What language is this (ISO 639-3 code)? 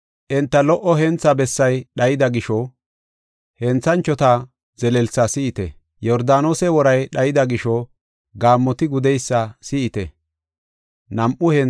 gof